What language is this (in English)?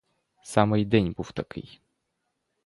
Ukrainian